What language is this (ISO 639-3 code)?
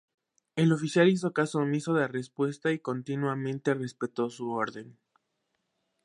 spa